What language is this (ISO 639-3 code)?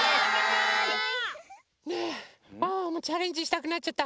jpn